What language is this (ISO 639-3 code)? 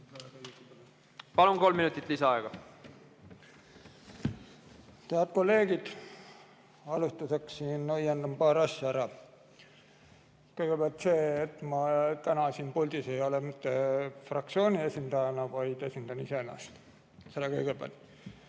est